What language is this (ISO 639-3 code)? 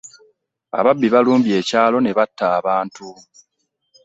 lug